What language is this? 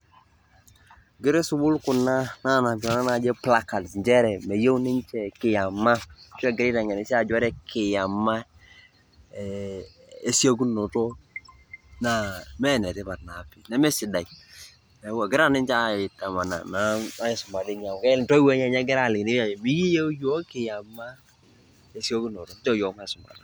Masai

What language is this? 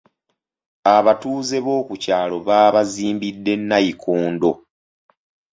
Ganda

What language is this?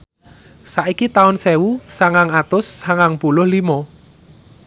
Javanese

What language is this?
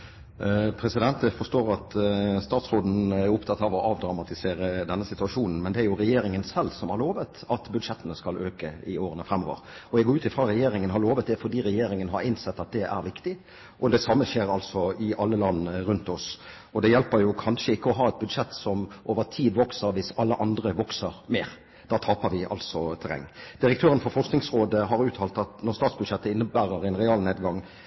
Norwegian Bokmål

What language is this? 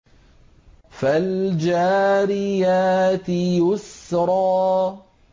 Arabic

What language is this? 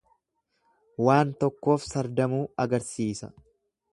Oromo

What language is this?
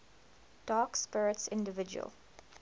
English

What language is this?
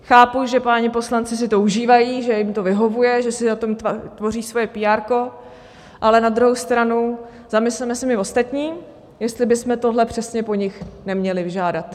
Czech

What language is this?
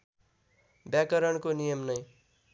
Nepali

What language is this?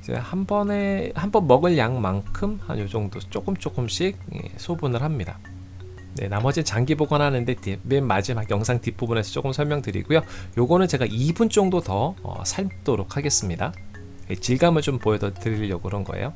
Korean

